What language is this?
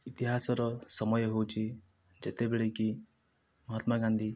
Odia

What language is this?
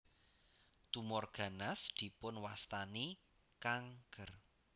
Javanese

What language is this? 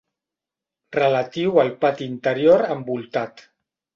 Catalan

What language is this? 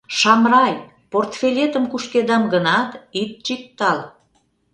Mari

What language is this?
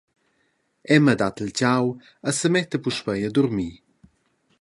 Romansh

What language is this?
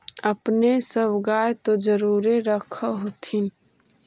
Magahi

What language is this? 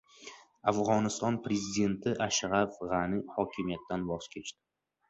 Uzbek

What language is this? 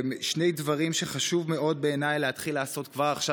Hebrew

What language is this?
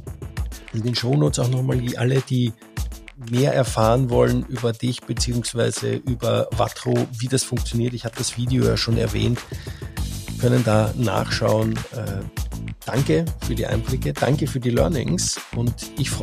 German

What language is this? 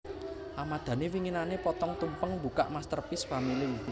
Javanese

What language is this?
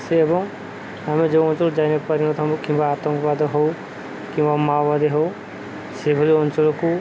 Odia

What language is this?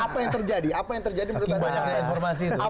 Indonesian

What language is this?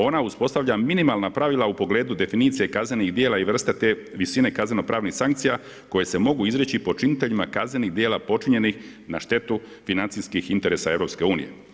Croatian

